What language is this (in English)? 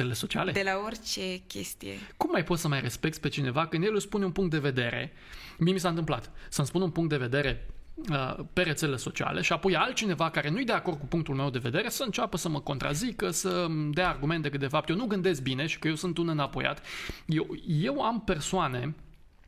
Romanian